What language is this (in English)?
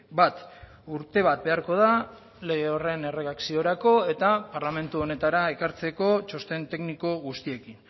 Basque